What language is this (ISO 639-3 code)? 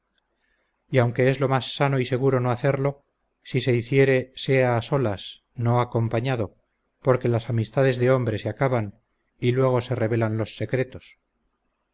spa